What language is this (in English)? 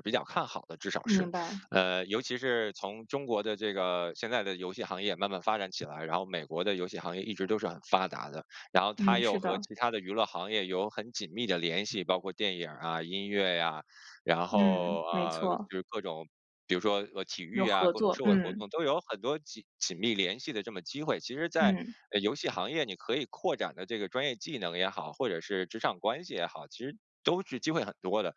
Chinese